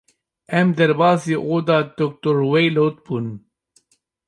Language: Kurdish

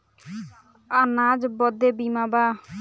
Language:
Bhojpuri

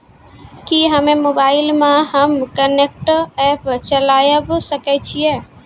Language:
Maithili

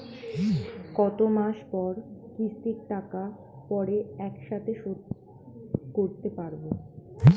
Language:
Bangla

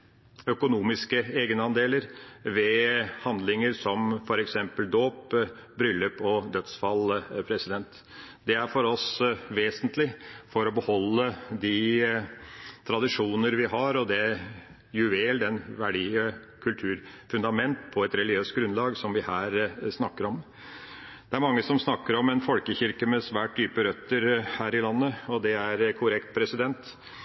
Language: Norwegian Bokmål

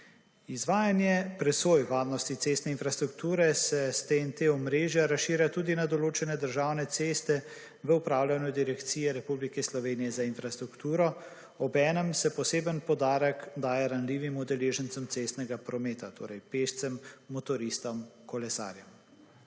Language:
Slovenian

